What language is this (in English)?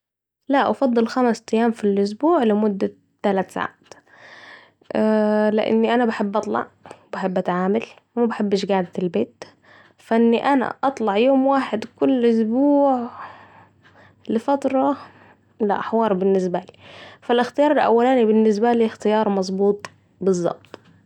Saidi Arabic